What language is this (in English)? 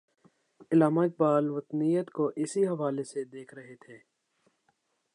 Urdu